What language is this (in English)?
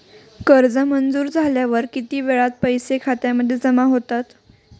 Marathi